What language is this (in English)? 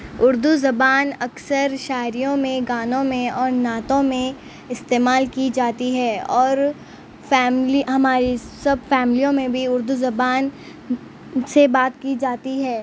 Urdu